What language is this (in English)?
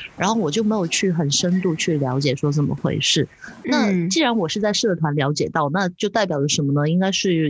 Chinese